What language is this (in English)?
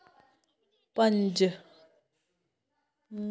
Dogri